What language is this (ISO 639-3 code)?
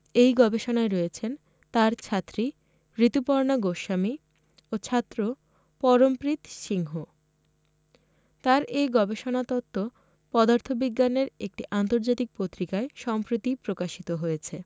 ben